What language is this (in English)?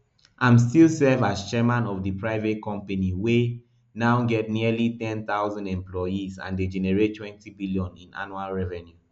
Nigerian Pidgin